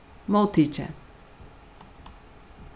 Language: Faroese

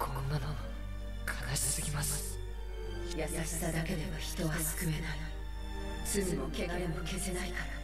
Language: Japanese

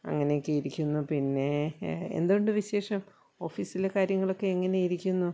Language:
Malayalam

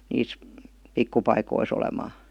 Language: Finnish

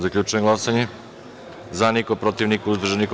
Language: Serbian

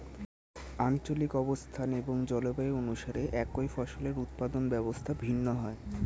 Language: Bangla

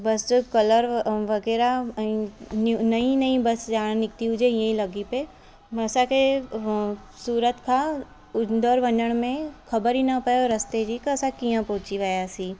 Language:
Sindhi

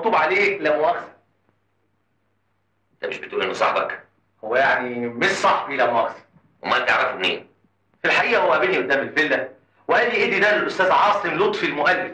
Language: Arabic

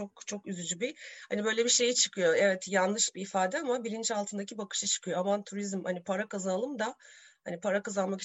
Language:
Turkish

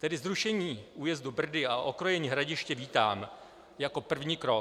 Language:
Czech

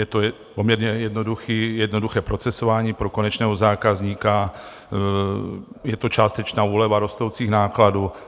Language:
Czech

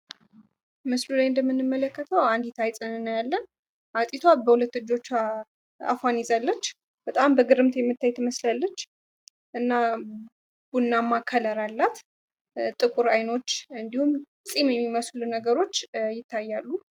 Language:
Amharic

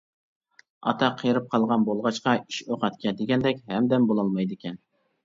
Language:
Uyghur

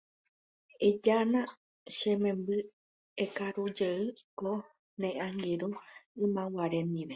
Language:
Guarani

